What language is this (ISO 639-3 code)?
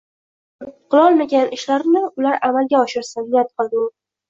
uzb